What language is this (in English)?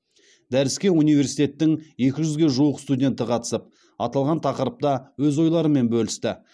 Kazakh